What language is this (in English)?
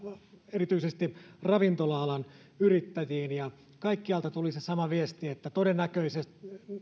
Finnish